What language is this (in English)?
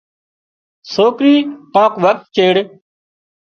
Wadiyara Koli